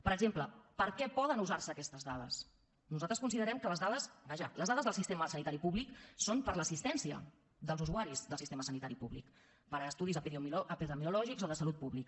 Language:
Catalan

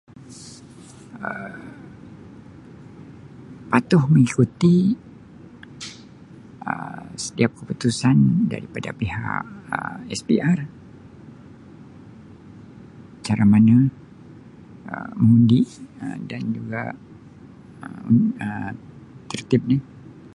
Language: Sabah Malay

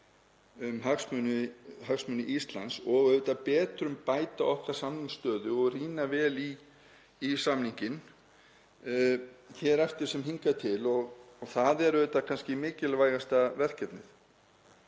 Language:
Icelandic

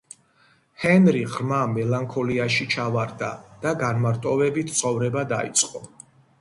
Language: Georgian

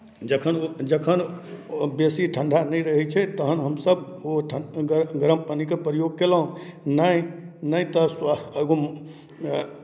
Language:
Maithili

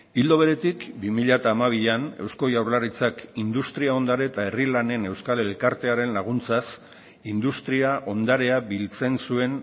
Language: Basque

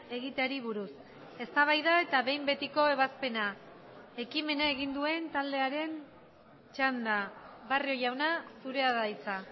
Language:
Basque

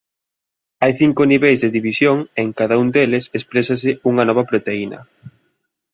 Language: Galician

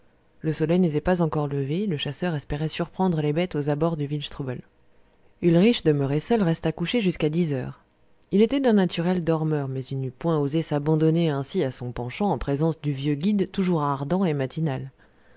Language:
French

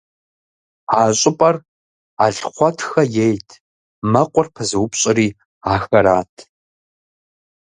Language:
Kabardian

